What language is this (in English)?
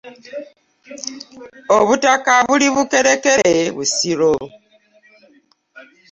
Ganda